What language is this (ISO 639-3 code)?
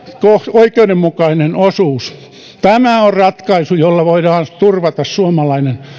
fin